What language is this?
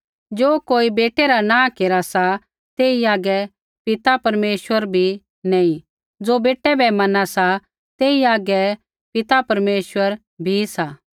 Kullu Pahari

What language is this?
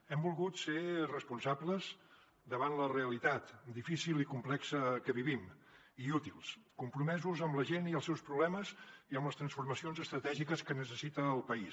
Catalan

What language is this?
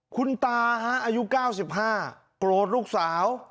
Thai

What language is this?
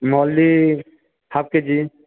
Odia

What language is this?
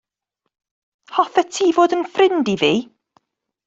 Welsh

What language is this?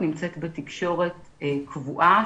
Hebrew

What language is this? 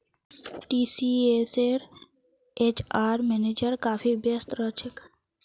Magahi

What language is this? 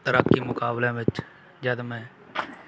Punjabi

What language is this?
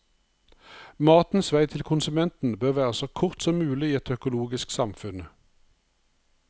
Norwegian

